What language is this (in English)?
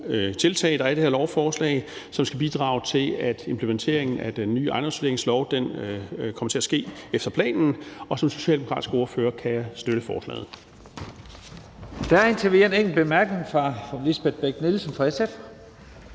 Danish